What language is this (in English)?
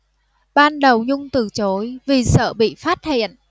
Vietnamese